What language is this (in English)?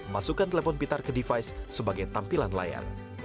Indonesian